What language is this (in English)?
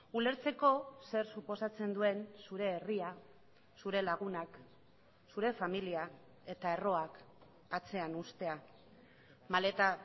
Basque